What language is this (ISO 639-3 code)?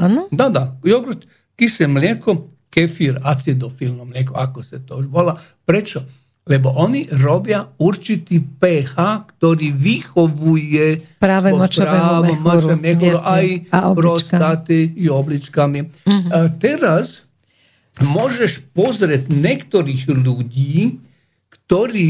slk